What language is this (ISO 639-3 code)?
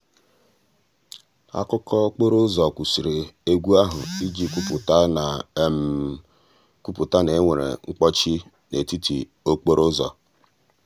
ibo